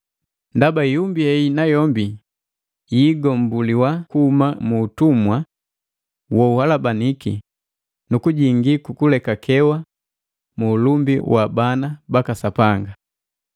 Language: Matengo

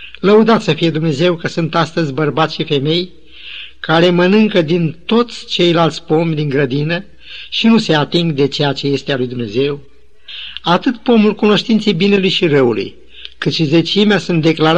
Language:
Romanian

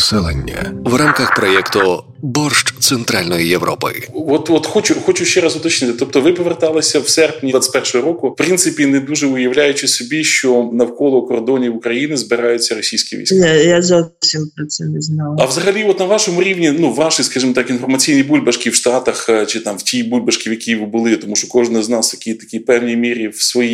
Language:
Ukrainian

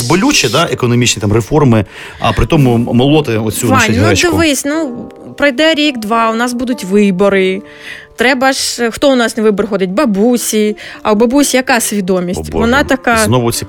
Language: Ukrainian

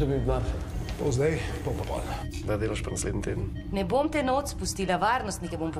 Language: Romanian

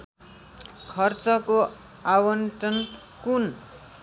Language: Nepali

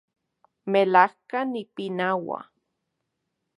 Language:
Central Puebla Nahuatl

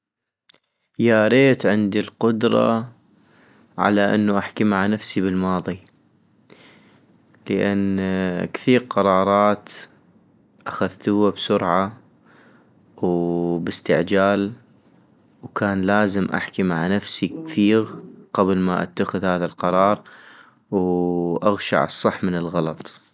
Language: North Mesopotamian Arabic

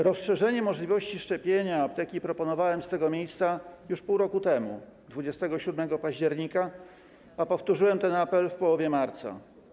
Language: Polish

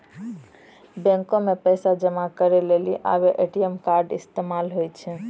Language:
Maithili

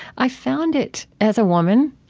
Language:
English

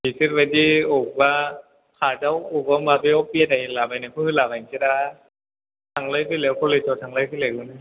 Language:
Bodo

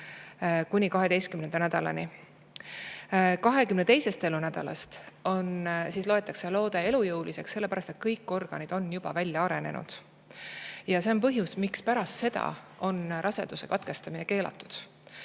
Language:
Estonian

